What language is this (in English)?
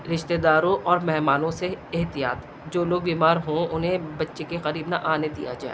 Urdu